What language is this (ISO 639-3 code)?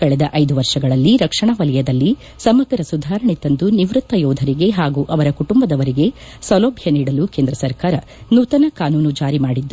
kan